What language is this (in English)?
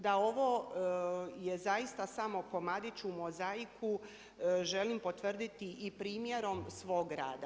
Croatian